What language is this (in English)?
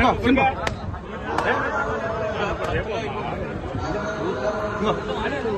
Arabic